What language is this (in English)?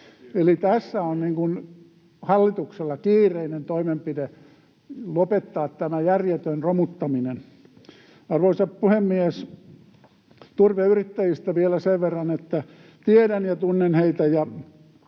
Finnish